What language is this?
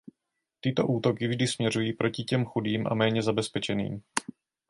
Czech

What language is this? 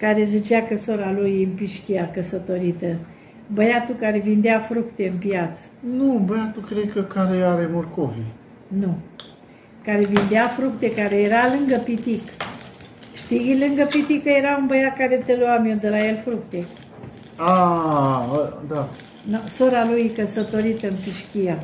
Romanian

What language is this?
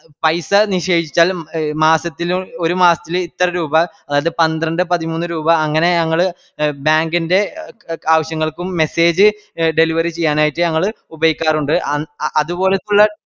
Malayalam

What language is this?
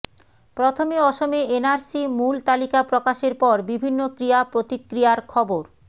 Bangla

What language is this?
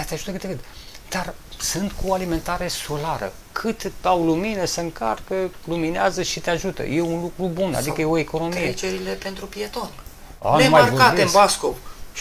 Romanian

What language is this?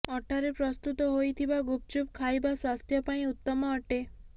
Odia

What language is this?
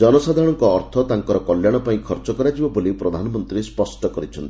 Odia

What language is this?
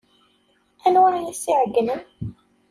Kabyle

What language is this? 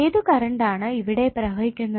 Malayalam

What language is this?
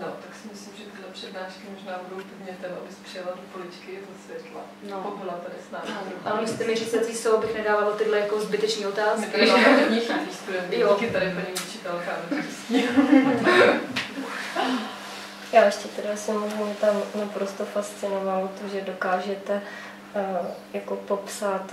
Czech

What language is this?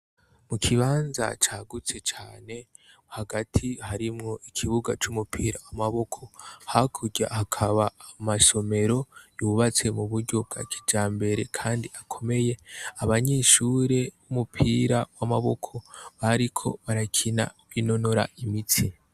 Rundi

